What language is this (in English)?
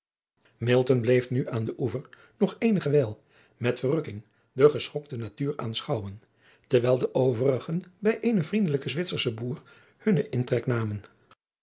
Dutch